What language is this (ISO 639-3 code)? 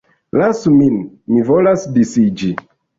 epo